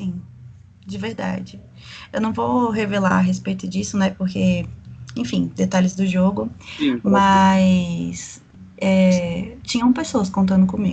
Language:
Portuguese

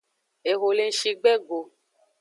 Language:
Aja (Benin)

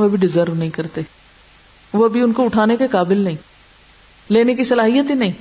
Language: Urdu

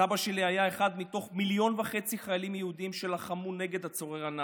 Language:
Hebrew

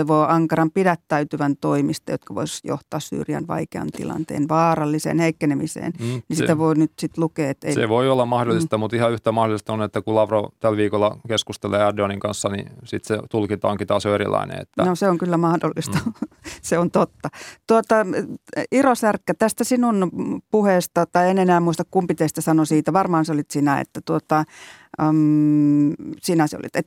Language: Finnish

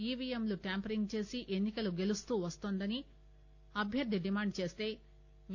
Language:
Telugu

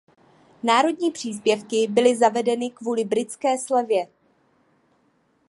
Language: Czech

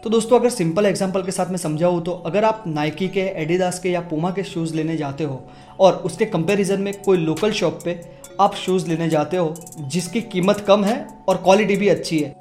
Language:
Hindi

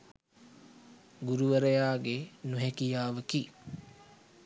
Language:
Sinhala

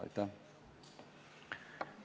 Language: Estonian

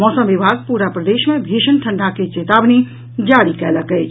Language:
Maithili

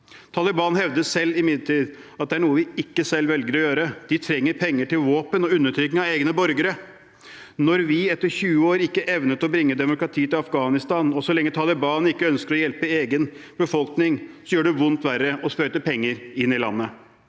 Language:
Norwegian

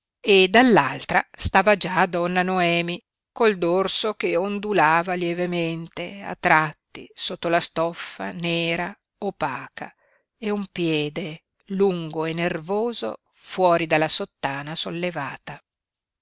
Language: Italian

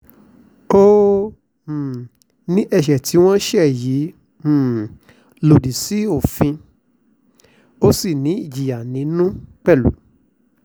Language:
Yoruba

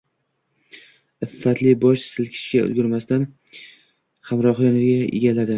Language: Uzbek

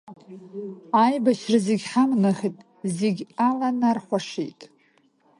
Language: Abkhazian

